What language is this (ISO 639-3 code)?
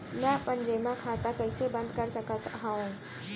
hne